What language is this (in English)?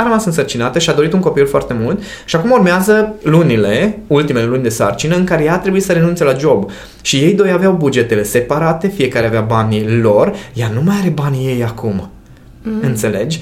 Romanian